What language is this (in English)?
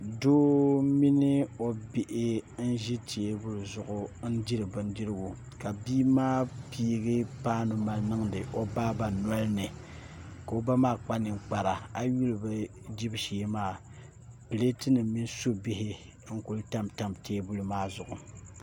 Dagbani